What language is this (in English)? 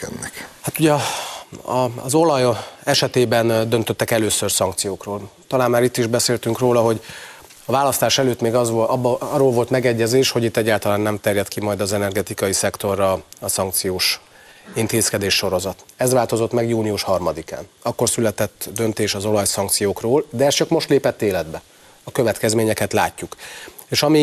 Hungarian